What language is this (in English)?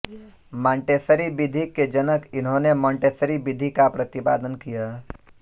Hindi